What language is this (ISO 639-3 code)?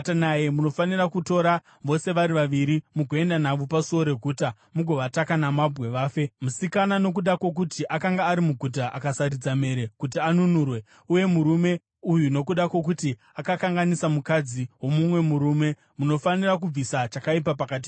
sna